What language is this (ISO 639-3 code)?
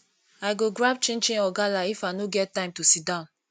pcm